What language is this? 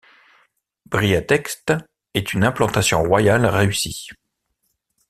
French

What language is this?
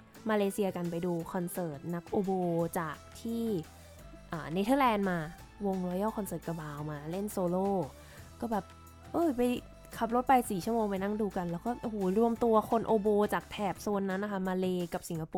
Thai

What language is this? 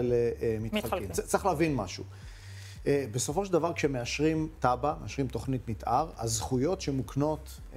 Hebrew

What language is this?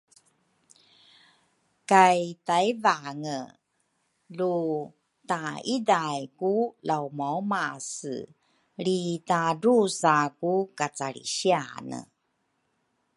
Rukai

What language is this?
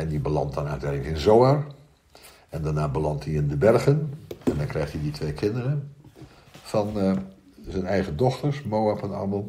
Dutch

